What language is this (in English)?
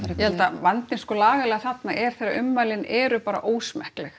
Icelandic